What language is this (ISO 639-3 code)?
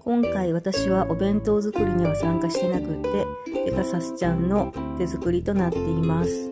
jpn